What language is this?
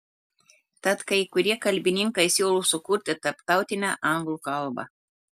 Lithuanian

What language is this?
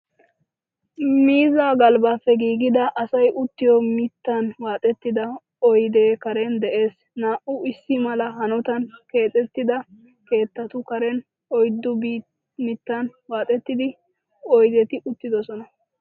Wolaytta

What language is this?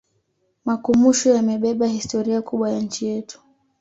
Swahili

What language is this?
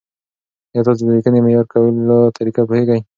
Pashto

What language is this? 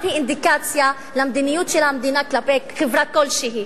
Hebrew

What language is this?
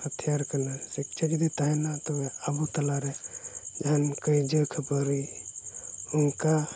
Santali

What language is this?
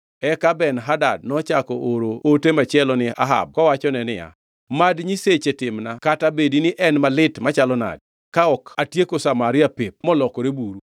Luo (Kenya and Tanzania)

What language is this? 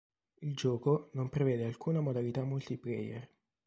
Italian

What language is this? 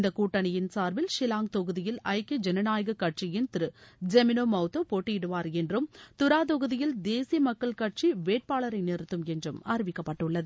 Tamil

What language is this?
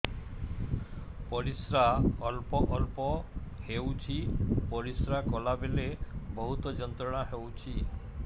Odia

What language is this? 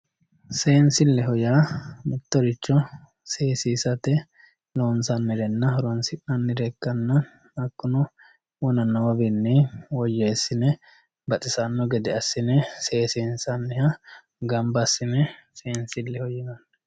Sidamo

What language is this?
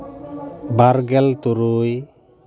Santali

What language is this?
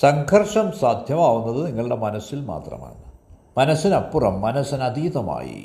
Malayalam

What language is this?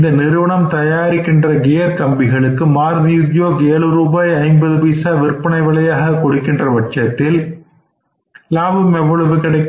Tamil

